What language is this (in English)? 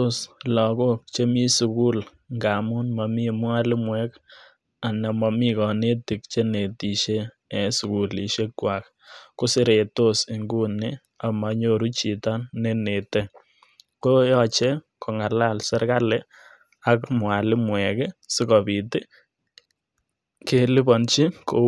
Kalenjin